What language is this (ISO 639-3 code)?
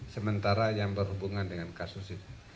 ind